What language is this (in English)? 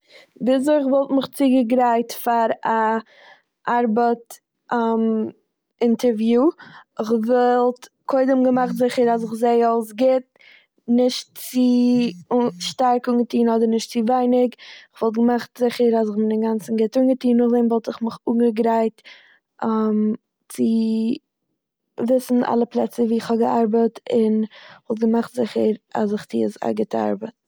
Yiddish